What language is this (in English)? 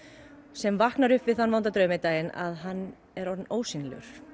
Icelandic